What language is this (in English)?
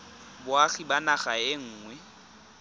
Tswana